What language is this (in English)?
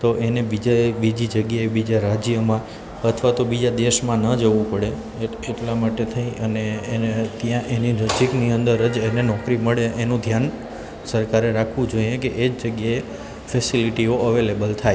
Gujarati